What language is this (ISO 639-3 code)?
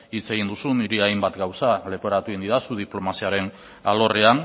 eus